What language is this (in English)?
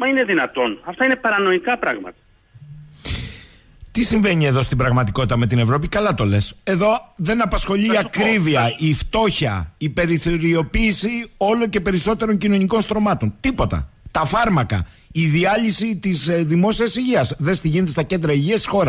Greek